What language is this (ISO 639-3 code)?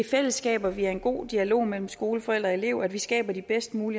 dan